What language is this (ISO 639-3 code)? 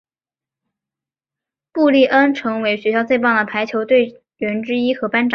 zho